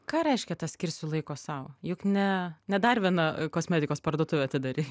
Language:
Lithuanian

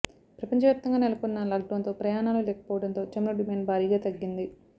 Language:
Telugu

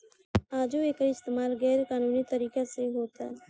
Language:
Bhojpuri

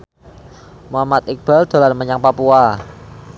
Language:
Javanese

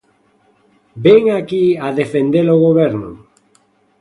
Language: Galician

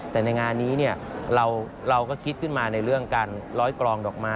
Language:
Thai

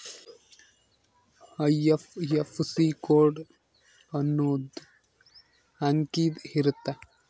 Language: Kannada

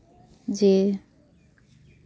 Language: Santali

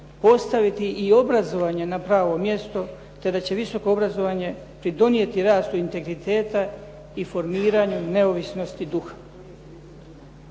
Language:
Croatian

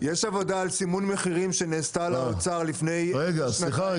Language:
Hebrew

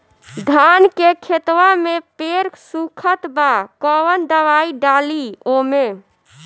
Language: Bhojpuri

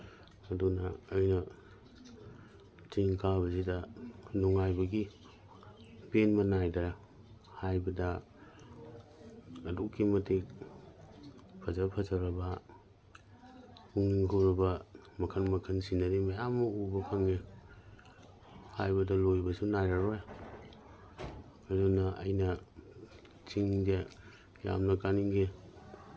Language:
Manipuri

